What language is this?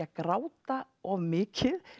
Icelandic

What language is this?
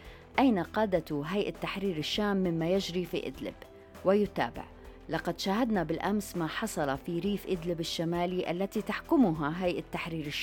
Arabic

